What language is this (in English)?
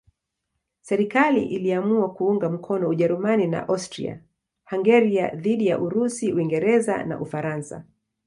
Swahili